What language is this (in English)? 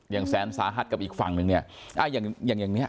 Thai